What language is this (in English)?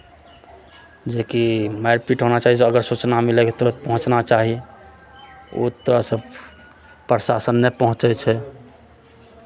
Maithili